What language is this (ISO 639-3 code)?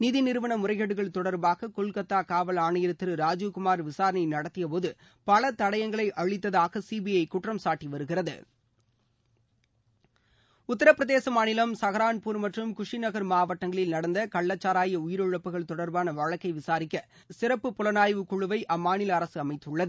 tam